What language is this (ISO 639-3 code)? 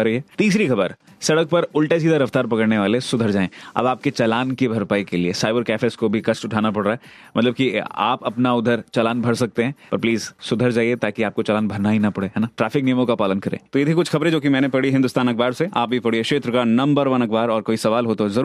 hin